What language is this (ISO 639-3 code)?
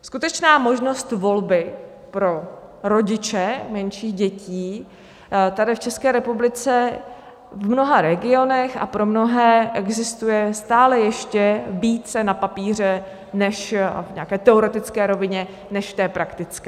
ces